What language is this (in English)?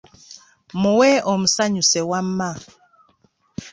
Ganda